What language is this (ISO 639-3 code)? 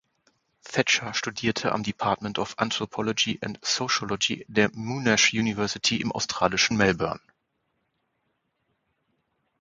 deu